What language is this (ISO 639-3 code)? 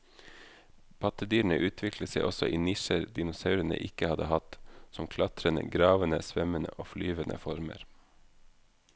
nor